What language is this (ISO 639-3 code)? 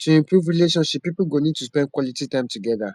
pcm